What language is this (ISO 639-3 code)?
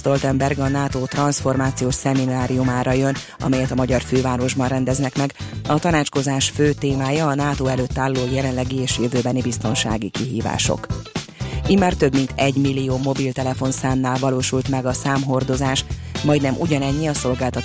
hun